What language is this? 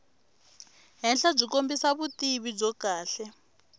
Tsonga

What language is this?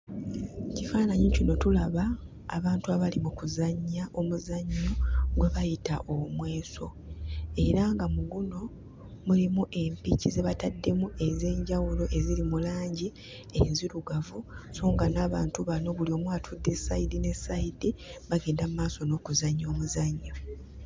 Ganda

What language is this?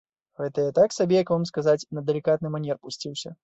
Belarusian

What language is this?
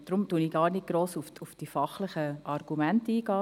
Swiss German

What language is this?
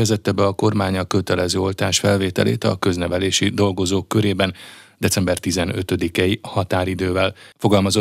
Hungarian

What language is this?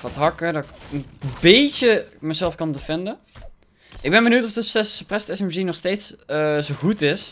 Dutch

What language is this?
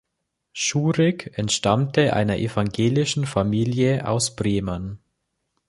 German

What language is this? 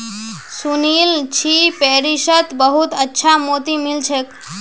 Magahi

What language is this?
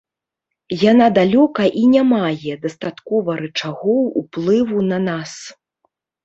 Belarusian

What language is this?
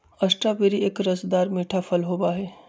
Magahi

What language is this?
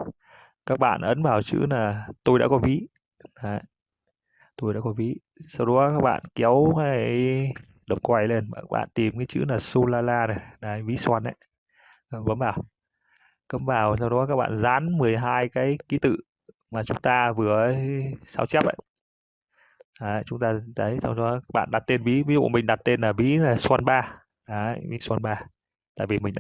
Vietnamese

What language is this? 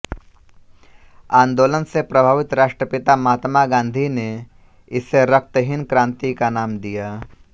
Hindi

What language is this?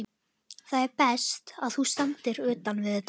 Icelandic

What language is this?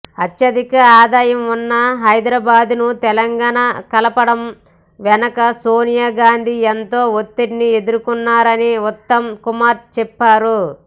Telugu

